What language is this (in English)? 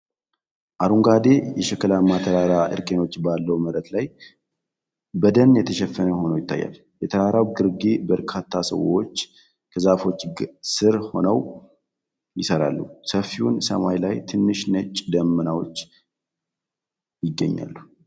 Amharic